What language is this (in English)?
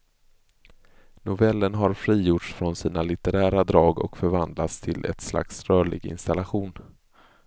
Swedish